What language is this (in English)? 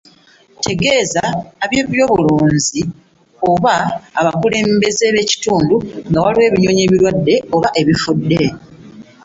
Ganda